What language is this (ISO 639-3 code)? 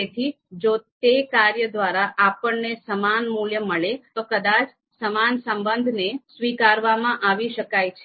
guj